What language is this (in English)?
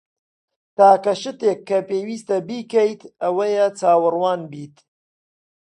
Central Kurdish